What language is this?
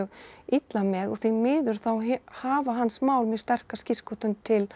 Icelandic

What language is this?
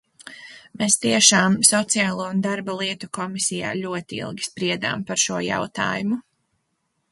Latvian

